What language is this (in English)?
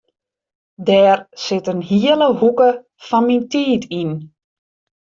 Western Frisian